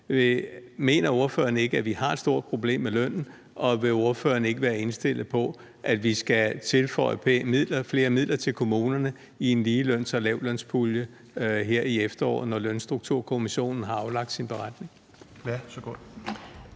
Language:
Danish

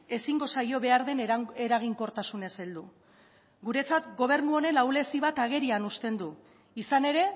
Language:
Basque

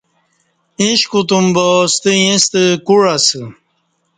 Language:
Kati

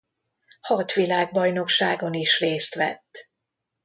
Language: Hungarian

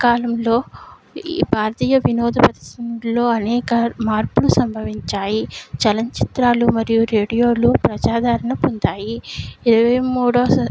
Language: Telugu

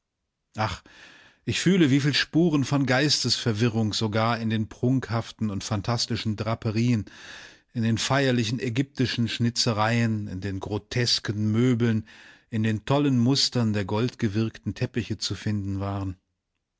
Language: German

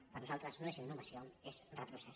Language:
Catalan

